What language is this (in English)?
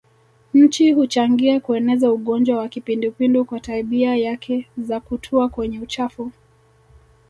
Swahili